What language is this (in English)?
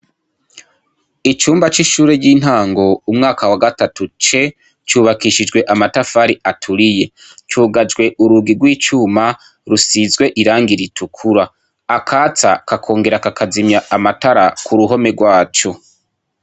Rundi